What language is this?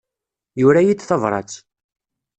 Kabyle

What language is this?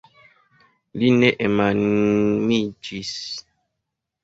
Esperanto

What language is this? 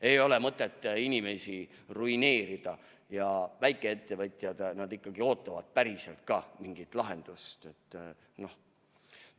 Estonian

